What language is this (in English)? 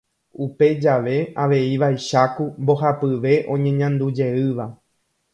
Guarani